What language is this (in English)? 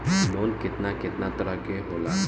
Bhojpuri